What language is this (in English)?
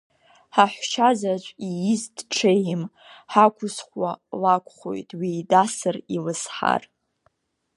Abkhazian